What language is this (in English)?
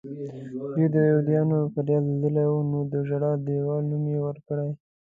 Pashto